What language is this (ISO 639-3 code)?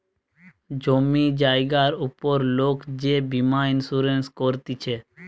ben